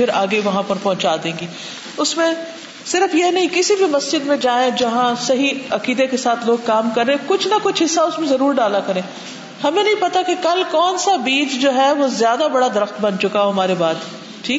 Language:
Urdu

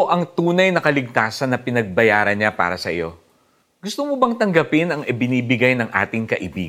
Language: Filipino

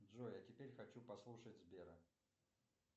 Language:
Russian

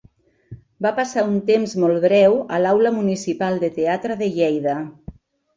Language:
Catalan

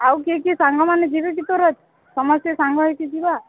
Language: Odia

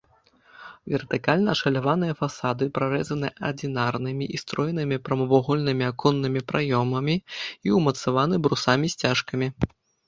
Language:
Belarusian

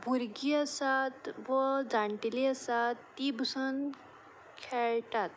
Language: Konkani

